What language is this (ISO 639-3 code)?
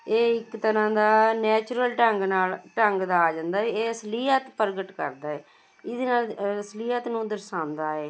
pan